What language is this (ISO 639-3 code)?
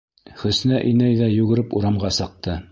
bak